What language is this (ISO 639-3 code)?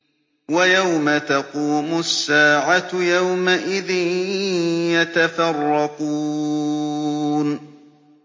ara